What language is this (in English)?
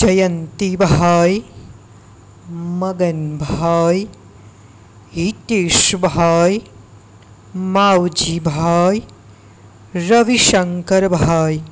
Gujarati